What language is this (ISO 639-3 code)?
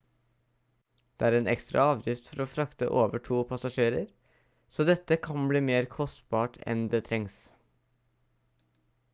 nob